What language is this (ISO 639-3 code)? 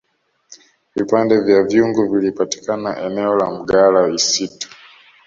swa